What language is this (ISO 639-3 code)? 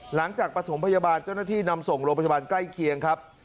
tha